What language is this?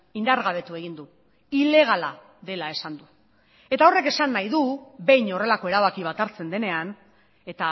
Basque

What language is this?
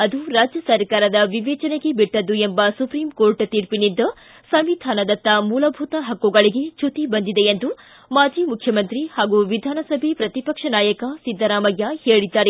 Kannada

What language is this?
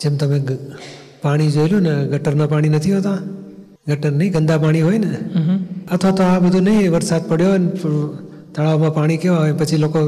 Gujarati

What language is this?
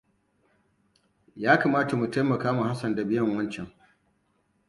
Hausa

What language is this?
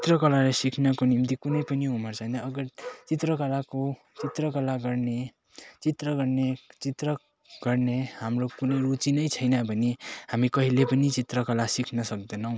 Nepali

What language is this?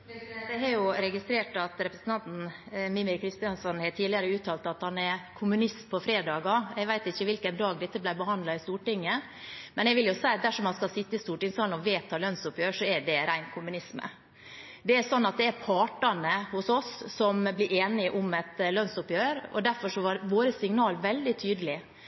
Norwegian Bokmål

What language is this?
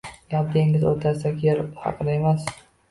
Uzbek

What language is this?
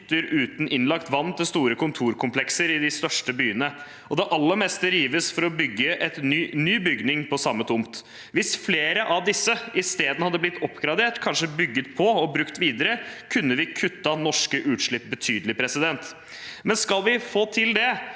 Norwegian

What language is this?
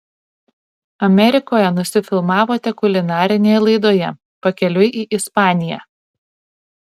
Lithuanian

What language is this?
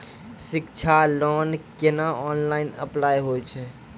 Maithili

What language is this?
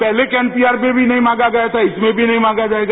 Hindi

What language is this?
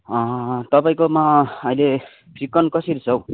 Nepali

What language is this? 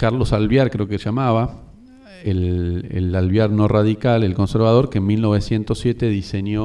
Spanish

